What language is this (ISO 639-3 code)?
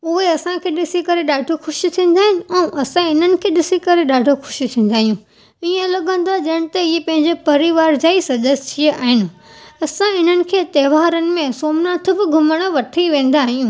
snd